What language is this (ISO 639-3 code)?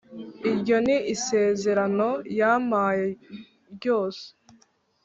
kin